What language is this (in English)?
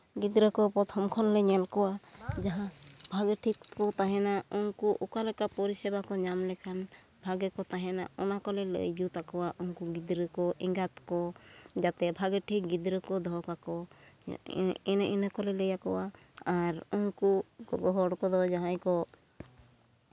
Santali